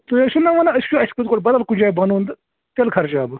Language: Kashmiri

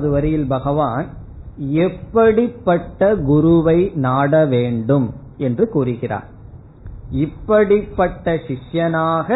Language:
Tamil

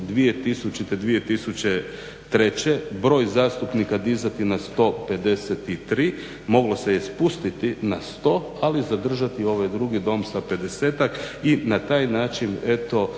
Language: Croatian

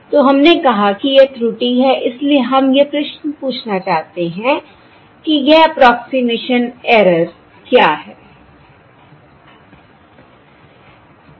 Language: Hindi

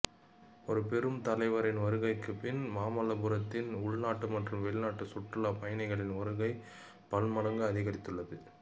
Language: Tamil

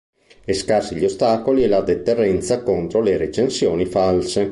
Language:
Italian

